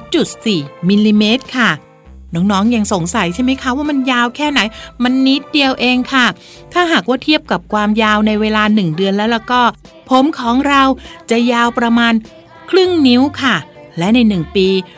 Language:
Thai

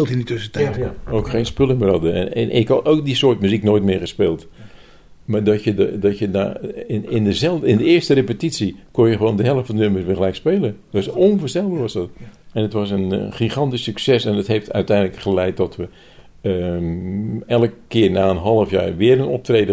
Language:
Dutch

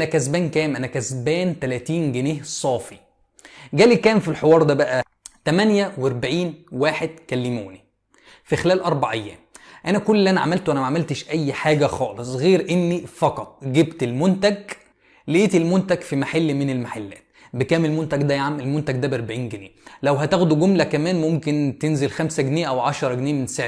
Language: Arabic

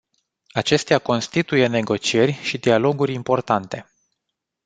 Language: Romanian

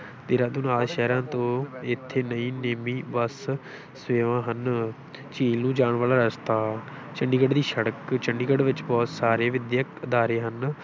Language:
Punjabi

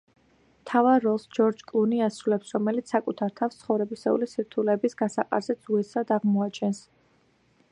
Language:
Georgian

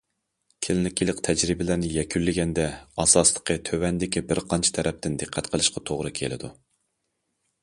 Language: Uyghur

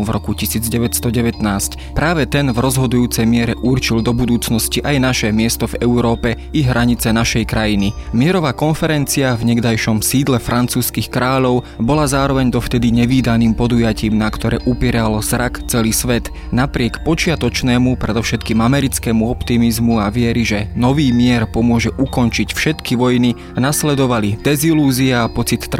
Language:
Slovak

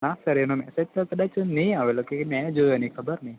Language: Gujarati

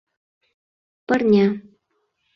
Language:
Mari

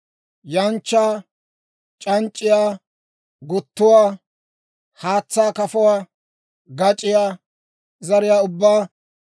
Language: Dawro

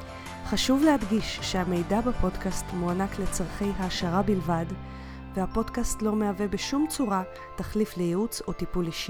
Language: Hebrew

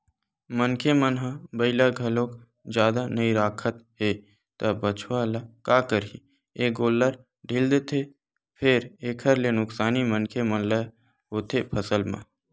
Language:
Chhattisgarhi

